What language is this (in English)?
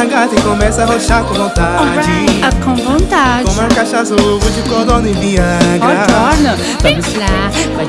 Portuguese